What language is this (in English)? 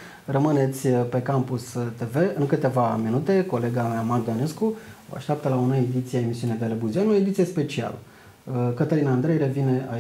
Romanian